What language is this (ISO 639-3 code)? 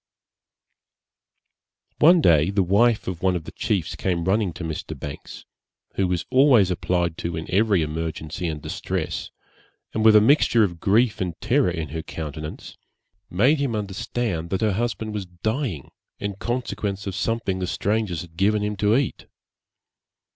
eng